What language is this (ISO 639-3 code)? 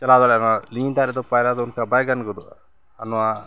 sat